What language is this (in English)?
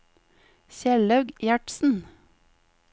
Norwegian